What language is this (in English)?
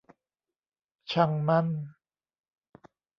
Thai